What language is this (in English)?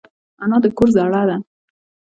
Pashto